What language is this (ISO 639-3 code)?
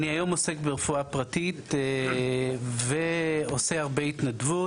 heb